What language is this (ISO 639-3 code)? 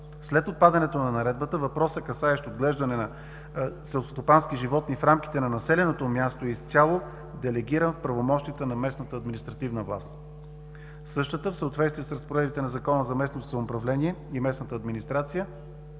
bul